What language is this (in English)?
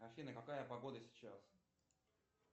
Russian